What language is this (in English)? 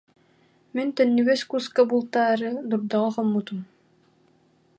Yakut